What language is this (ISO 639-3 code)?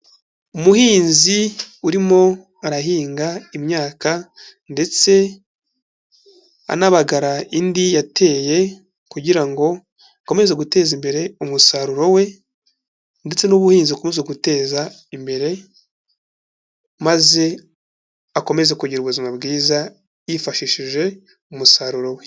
kin